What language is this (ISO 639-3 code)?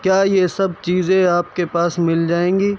urd